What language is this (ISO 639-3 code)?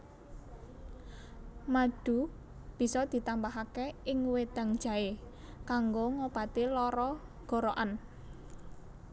jav